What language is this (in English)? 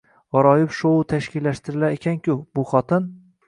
Uzbek